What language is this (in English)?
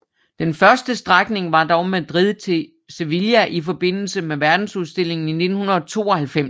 Danish